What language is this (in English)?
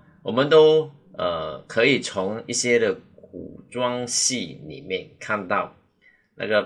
Chinese